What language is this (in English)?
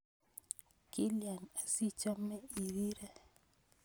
Kalenjin